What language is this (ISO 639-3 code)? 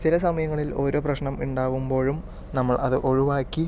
mal